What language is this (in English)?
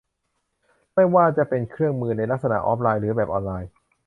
Thai